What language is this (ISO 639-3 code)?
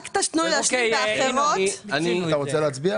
heb